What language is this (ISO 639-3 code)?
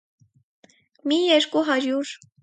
hye